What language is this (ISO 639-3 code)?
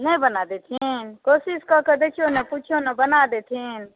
mai